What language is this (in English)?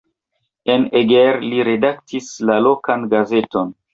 Esperanto